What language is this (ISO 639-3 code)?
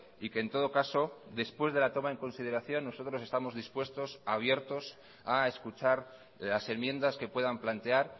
spa